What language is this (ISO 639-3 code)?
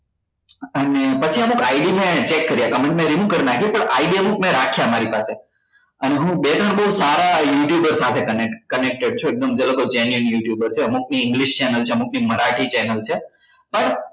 guj